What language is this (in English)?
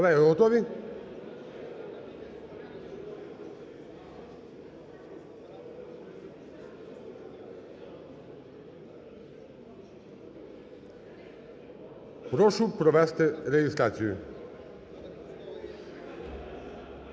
Ukrainian